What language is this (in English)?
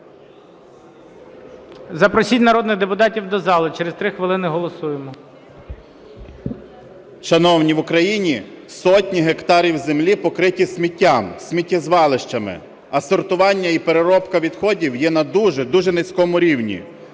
Ukrainian